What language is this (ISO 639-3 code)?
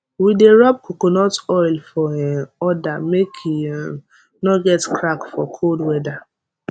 pcm